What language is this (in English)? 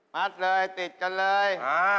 Thai